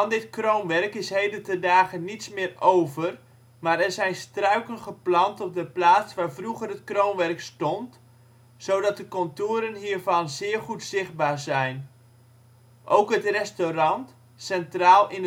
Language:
Dutch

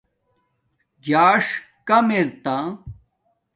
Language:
Domaaki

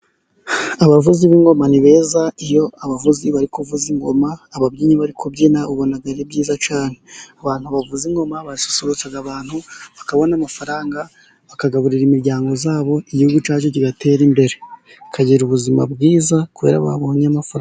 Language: Kinyarwanda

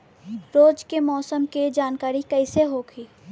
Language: Bhojpuri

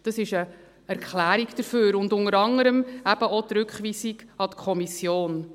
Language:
Swiss German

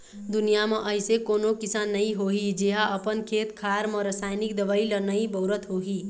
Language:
Chhattisgarhi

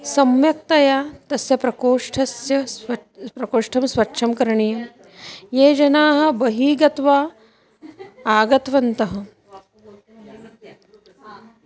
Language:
Sanskrit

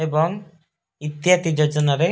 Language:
Odia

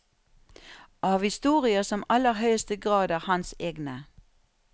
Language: Norwegian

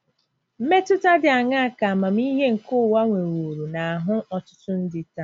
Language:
Igbo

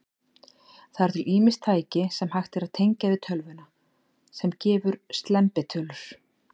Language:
Icelandic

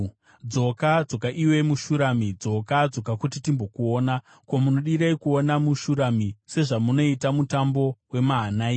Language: Shona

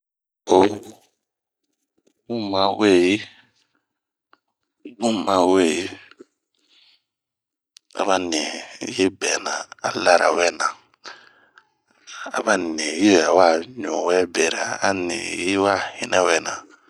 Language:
Bomu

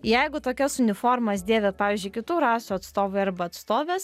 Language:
Lithuanian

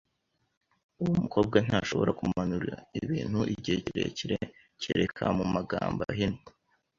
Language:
Kinyarwanda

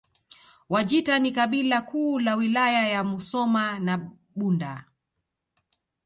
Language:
Swahili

